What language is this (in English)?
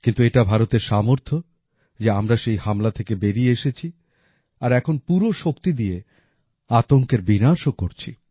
Bangla